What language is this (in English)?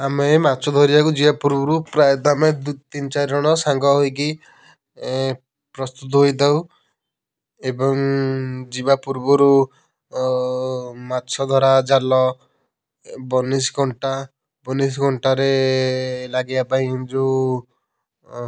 Odia